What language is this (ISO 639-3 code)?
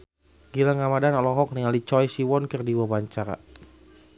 sun